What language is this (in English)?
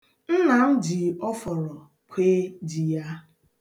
Igbo